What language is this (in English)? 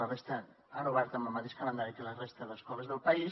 Catalan